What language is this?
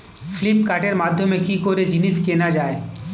Bangla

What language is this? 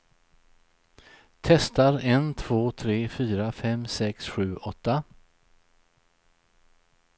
Swedish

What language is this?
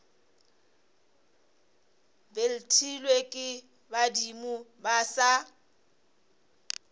Northern Sotho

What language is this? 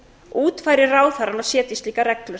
Icelandic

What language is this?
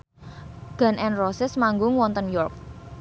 Javanese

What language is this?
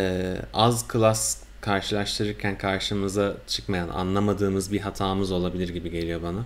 Turkish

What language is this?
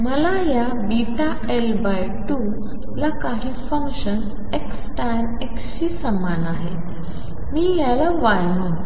Marathi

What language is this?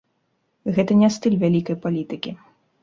Belarusian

